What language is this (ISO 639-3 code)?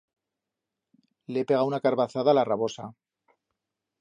arg